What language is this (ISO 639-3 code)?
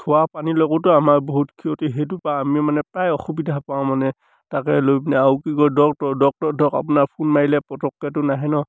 asm